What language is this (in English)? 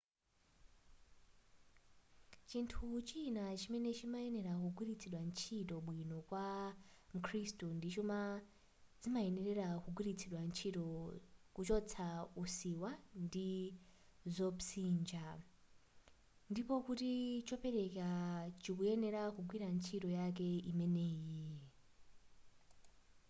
Nyanja